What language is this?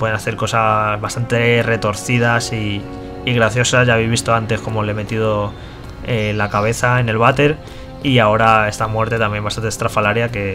Spanish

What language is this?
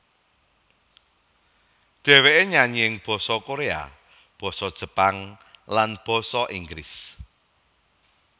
Javanese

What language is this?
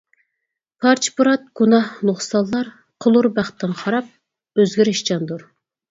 Uyghur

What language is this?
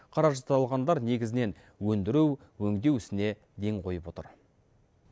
Kazakh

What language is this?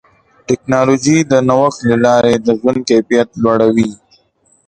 Pashto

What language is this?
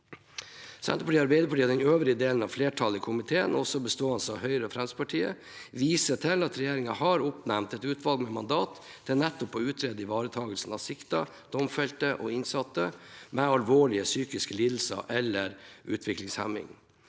Norwegian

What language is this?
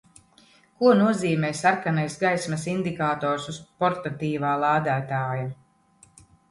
Latvian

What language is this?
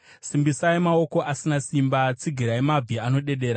Shona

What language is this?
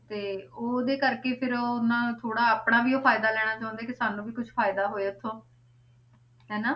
Punjabi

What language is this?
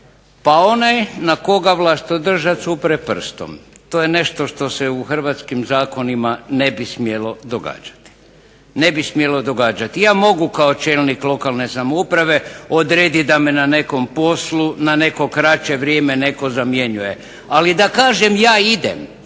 Croatian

